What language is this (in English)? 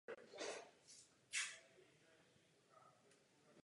Czech